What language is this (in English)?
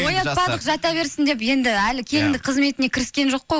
Kazakh